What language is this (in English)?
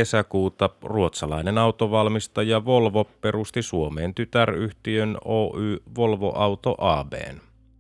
Finnish